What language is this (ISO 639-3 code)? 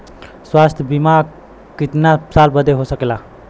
bho